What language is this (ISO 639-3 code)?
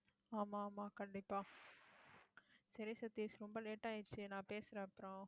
tam